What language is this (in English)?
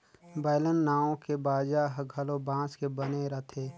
Chhattisgarhi